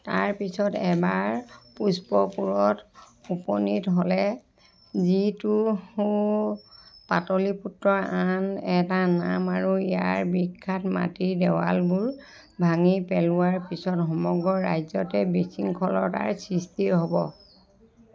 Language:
Assamese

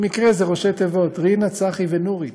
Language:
Hebrew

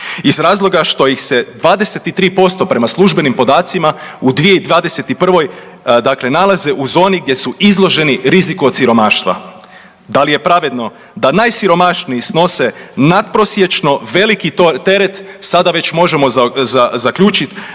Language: Croatian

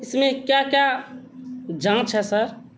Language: Urdu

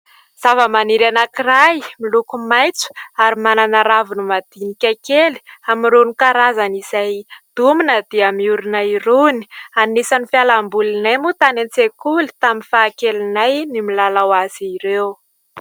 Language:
Malagasy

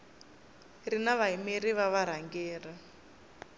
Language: Tsonga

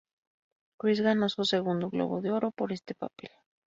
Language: Spanish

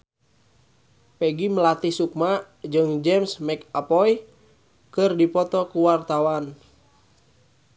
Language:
Sundanese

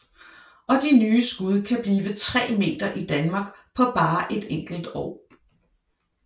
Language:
Danish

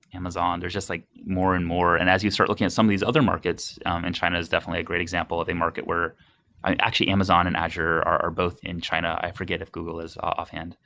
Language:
English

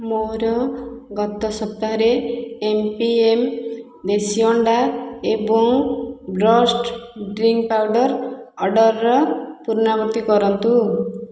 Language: Odia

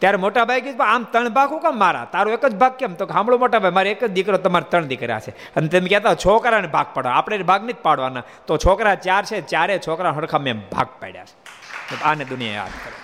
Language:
Gujarati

